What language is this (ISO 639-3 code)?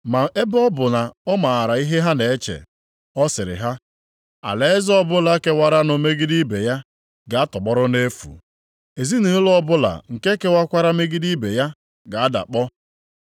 ibo